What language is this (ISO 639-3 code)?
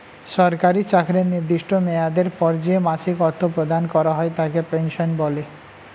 ben